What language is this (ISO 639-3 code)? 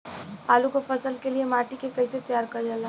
bho